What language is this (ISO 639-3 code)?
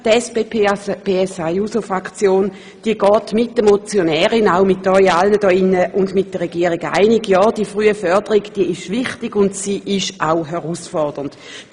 gsw